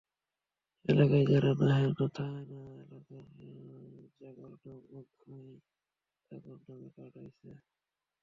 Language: Bangla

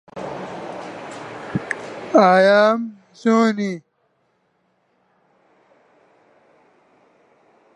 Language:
Central Kurdish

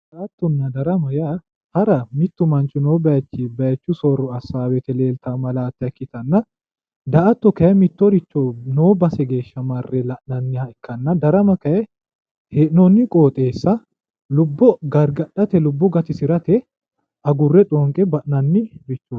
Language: Sidamo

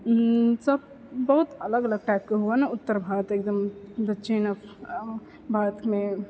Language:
Maithili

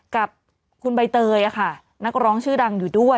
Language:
Thai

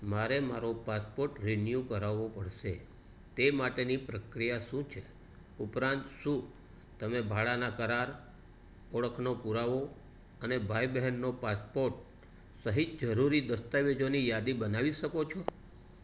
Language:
Gujarati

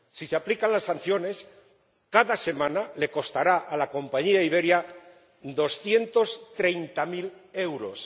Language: Spanish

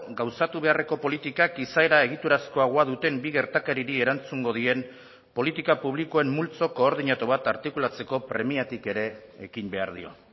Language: Basque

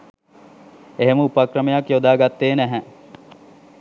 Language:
Sinhala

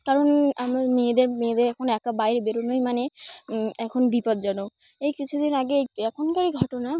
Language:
Bangla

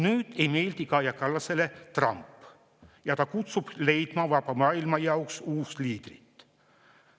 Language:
Estonian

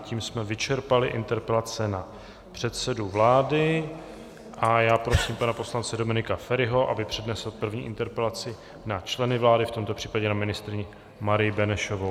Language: Czech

